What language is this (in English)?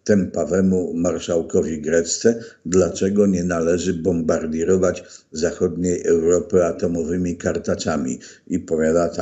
Polish